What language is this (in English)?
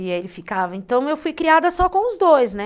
Portuguese